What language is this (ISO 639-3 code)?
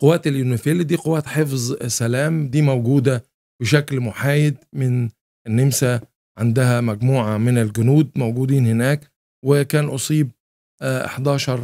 ara